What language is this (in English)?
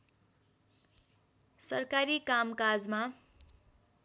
Nepali